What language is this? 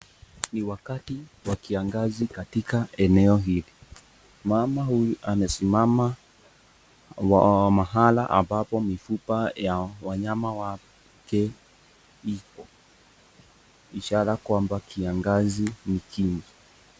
Swahili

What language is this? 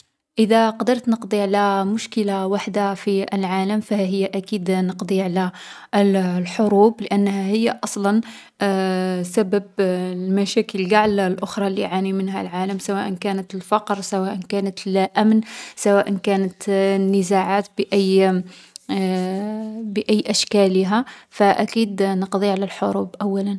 Algerian Arabic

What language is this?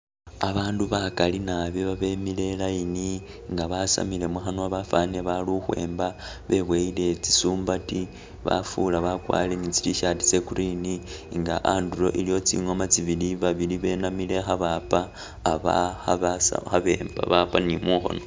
Masaaba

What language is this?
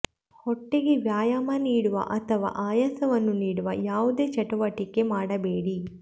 Kannada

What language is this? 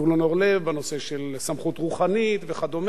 Hebrew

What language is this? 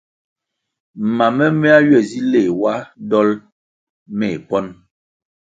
Kwasio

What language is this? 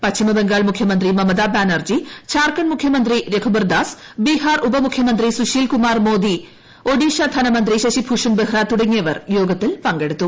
Malayalam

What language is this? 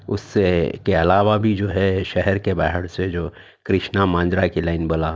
Urdu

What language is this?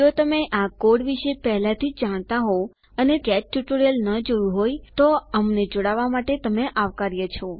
Gujarati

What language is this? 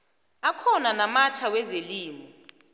South Ndebele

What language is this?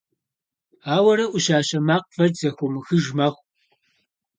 Kabardian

